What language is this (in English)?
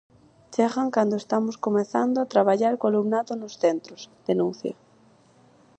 Galician